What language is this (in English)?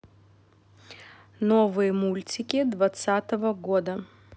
Russian